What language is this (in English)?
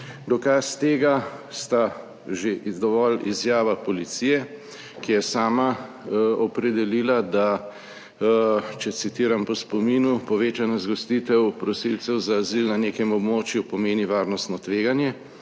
Slovenian